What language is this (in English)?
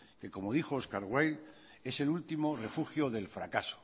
Spanish